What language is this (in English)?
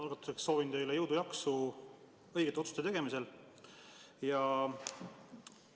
Estonian